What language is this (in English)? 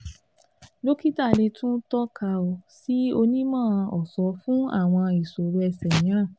Yoruba